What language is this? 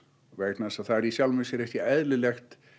Icelandic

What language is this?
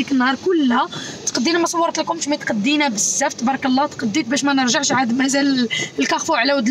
Arabic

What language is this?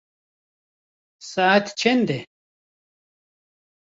Kurdish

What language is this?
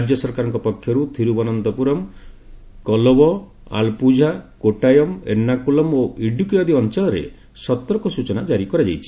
Odia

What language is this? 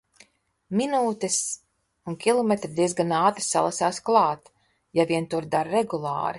Latvian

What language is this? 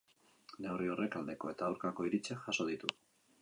Basque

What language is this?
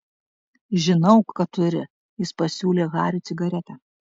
Lithuanian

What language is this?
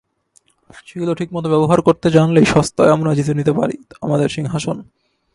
Bangla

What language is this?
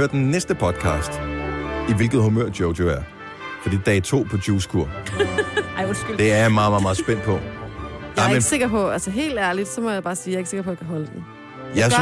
Danish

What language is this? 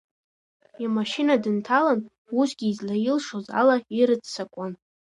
Abkhazian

